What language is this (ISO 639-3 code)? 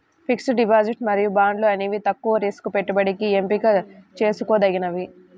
tel